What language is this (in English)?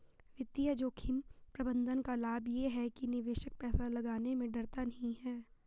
Hindi